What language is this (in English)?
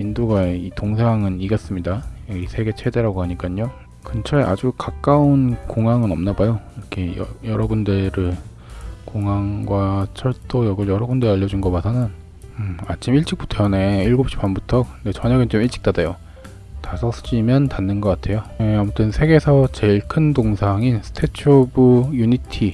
Korean